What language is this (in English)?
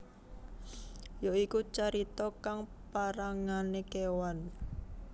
Javanese